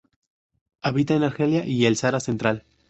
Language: Spanish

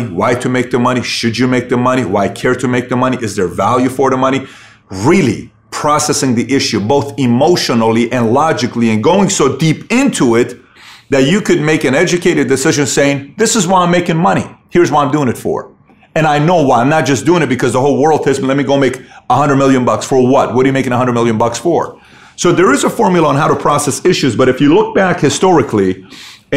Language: English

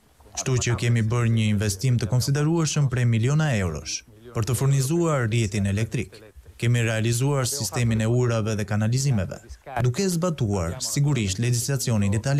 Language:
Romanian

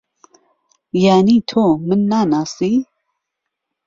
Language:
Central Kurdish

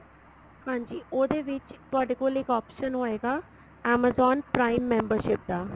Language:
Punjabi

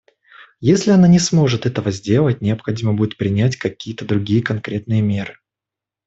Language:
Russian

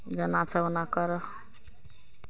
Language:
Maithili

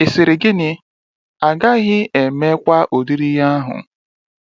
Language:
Igbo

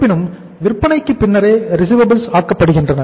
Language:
Tamil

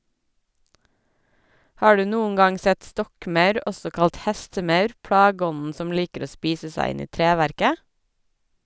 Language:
Norwegian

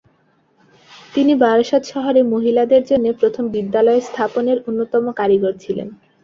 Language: Bangla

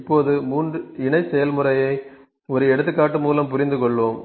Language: Tamil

